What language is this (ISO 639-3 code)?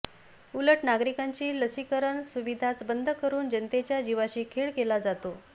mar